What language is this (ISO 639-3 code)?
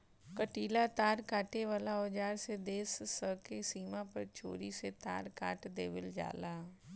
bho